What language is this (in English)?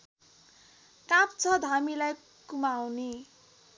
Nepali